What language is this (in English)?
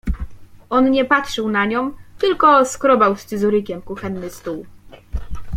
Polish